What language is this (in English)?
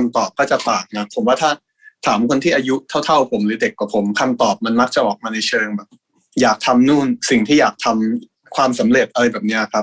Thai